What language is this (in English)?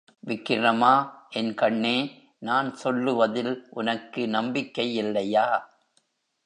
Tamil